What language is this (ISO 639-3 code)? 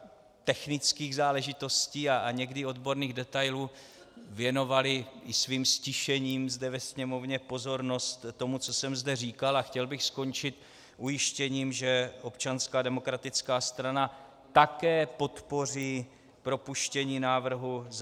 ces